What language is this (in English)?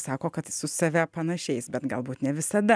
Lithuanian